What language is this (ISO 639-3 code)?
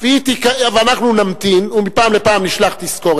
heb